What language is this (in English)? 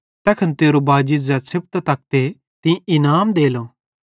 Bhadrawahi